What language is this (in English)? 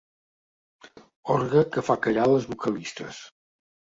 Catalan